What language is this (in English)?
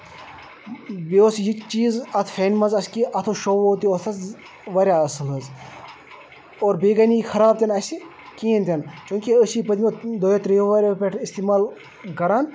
Kashmiri